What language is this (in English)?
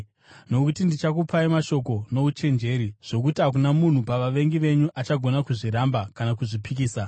Shona